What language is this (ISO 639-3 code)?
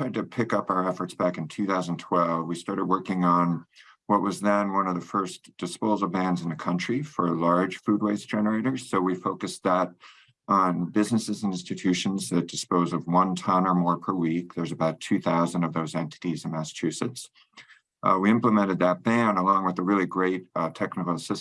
eng